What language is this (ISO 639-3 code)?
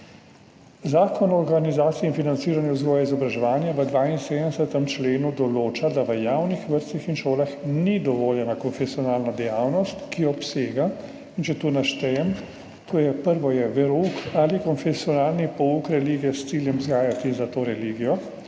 slv